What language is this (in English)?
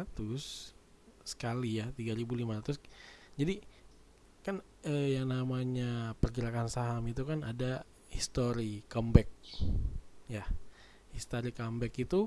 Indonesian